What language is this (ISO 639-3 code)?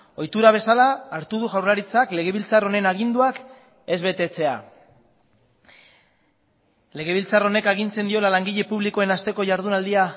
eus